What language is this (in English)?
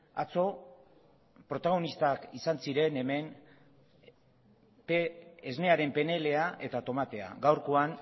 Basque